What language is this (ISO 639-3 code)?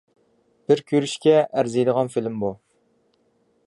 uig